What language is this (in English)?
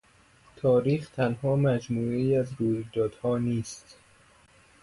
Persian